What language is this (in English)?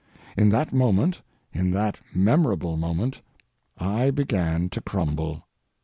English